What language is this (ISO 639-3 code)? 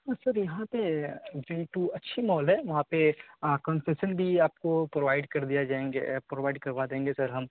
urd